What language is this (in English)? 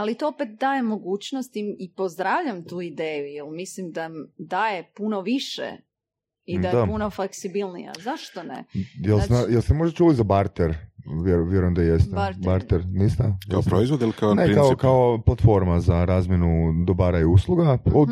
Croatian